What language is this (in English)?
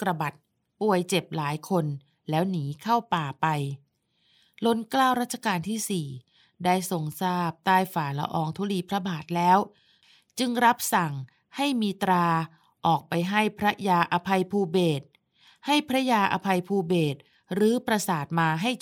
Thai